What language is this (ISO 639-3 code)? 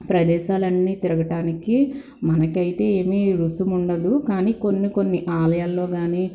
tel